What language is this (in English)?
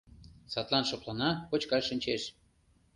Mari